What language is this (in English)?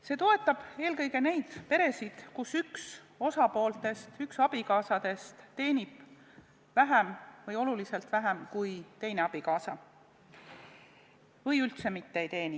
Estonian